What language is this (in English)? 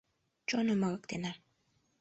Mari